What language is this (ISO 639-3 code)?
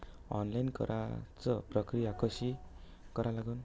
mar